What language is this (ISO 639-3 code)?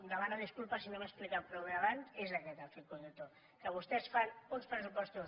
cat